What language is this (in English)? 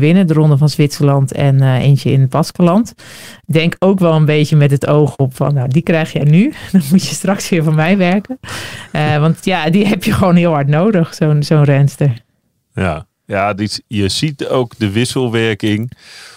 Dutch